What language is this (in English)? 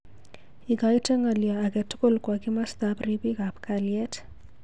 Kalenjin